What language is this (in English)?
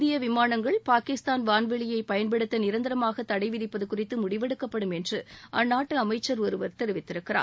Tamil